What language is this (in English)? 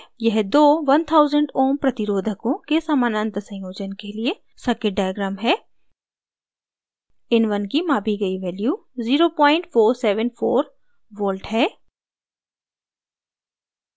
Hindi